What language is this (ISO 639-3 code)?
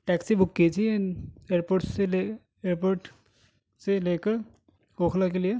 urd